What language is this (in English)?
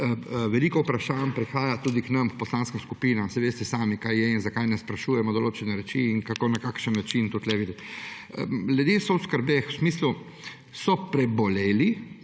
Slovenian